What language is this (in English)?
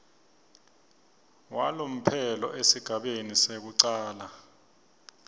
Swati